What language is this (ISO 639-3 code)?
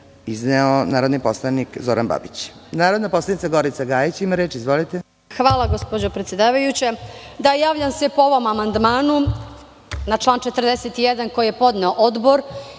srp